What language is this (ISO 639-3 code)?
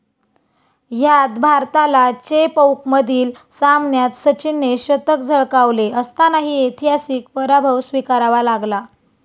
mar